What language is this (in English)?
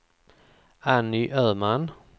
Swedish